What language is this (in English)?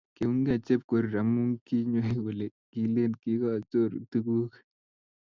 Kalenjin